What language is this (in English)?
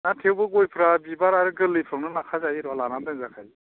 Bodo